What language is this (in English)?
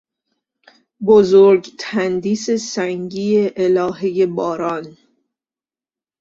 Persian